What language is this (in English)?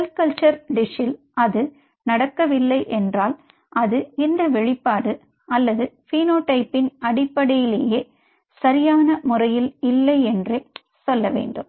Tamil